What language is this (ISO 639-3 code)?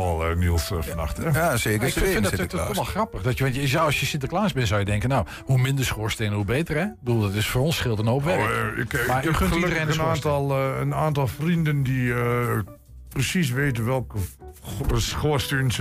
nld